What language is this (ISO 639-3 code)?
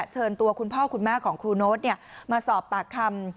tha